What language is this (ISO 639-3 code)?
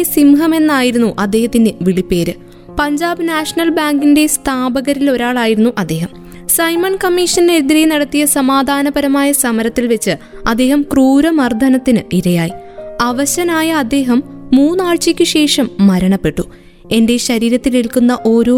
mal